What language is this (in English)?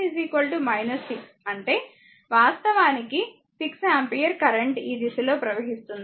Telugu